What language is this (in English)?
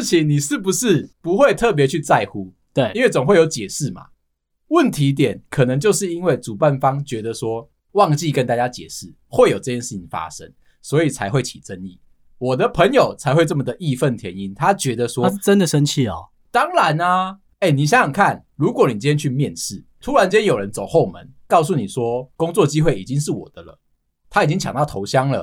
Chinese